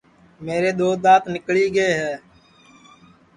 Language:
Sansi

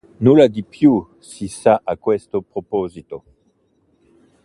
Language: Italian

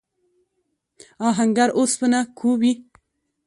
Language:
Pashto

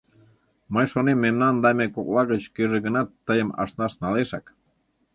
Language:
Mari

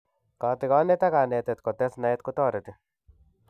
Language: Kalenjin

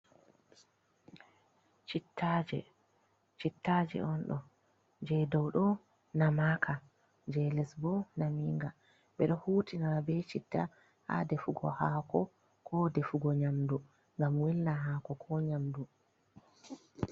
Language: Fula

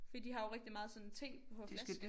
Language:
Danish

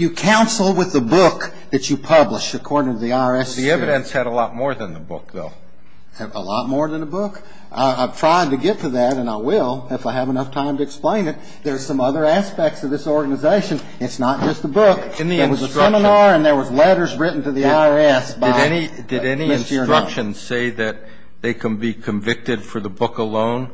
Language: English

